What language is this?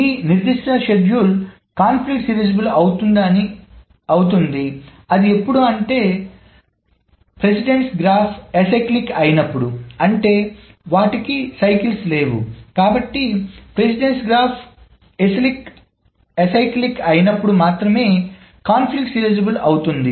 Telugu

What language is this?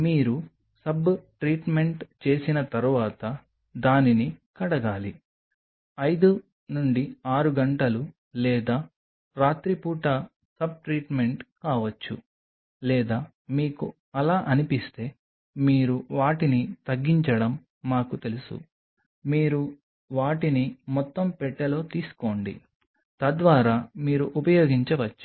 Telugu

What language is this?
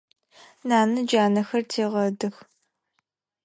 Adyghe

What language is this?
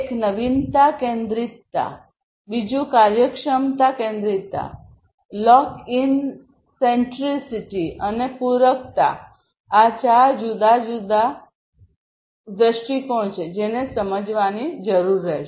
Gujarati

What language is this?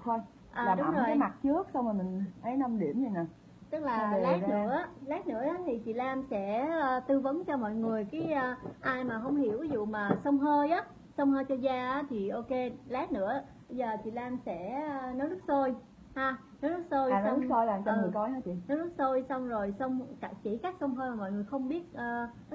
Vietnamese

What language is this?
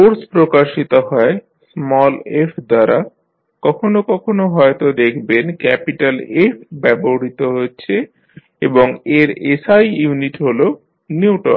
Bangla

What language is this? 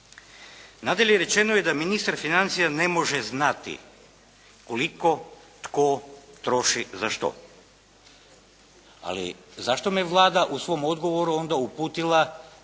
Croatian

